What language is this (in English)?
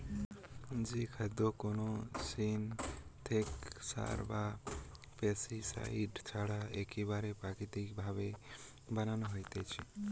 Bangla